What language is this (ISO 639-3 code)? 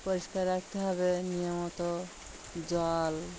ben